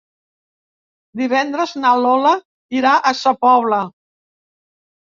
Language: Catalan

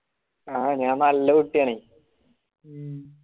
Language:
Malayalam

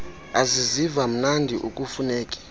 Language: Xhosa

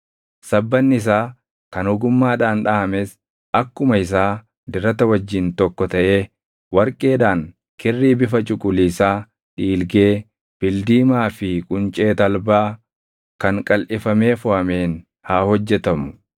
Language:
Oromo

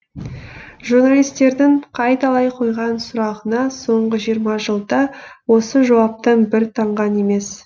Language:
Kazakh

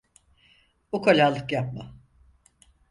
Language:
Turkish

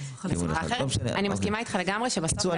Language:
Hebrew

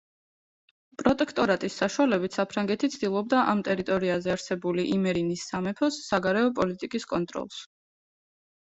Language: Georgian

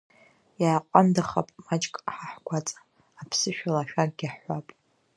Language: Abkhazian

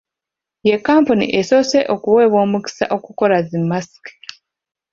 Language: Ganda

